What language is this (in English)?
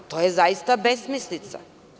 Serbian